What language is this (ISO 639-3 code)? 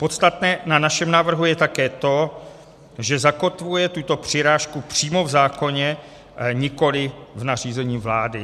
ces